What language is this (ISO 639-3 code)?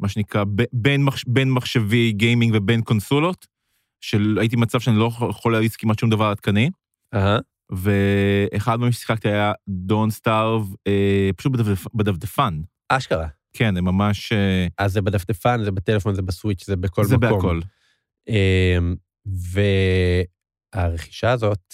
heb